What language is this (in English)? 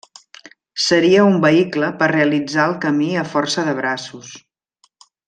Catalan